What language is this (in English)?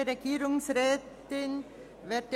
Swiss German